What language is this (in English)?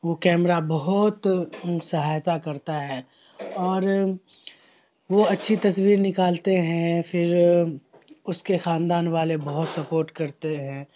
Urdu